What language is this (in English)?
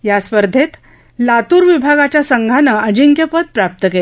Marathi